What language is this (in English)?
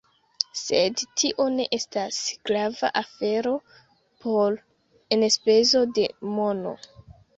Esperanto